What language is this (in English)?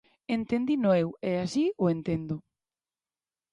Galician